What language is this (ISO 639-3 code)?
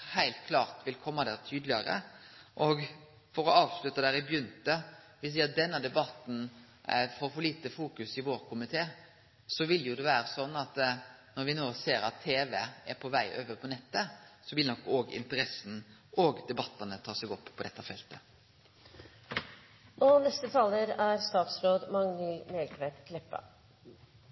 nno